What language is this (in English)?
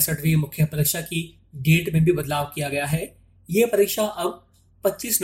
Hindi